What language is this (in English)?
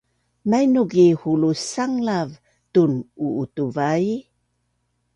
Bunun